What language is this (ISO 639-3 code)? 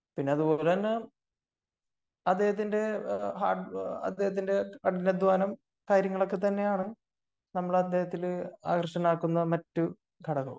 mal